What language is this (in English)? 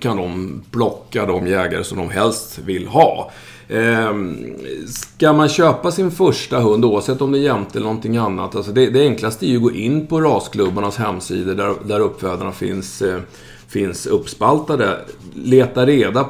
Swedish